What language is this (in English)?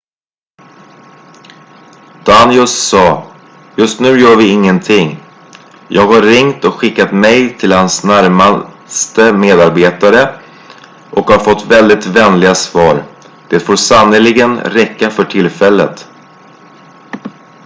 Swedish